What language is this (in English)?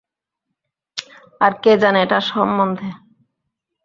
Bangla